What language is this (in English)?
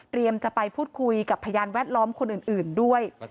Thai